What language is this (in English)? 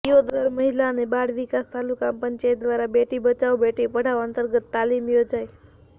Gujarati